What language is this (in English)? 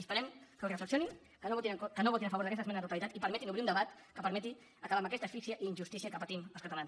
Catalan